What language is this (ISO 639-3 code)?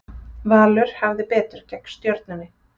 isl